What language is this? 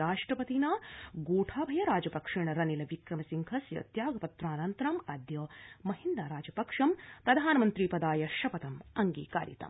Sanskrit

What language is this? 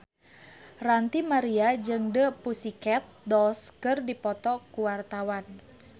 Sundanese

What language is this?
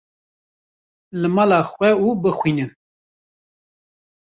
Kurdish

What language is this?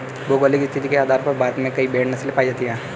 Hindi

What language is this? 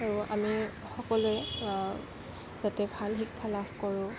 Assamese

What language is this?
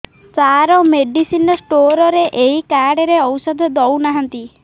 Odia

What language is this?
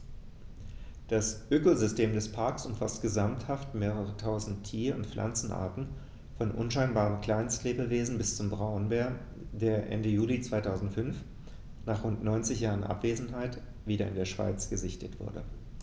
German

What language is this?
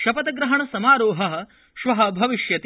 Sanskrit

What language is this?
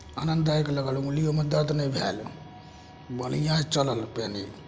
Maithili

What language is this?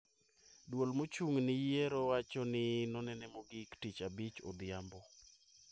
Luo (Kenya and Tanzania)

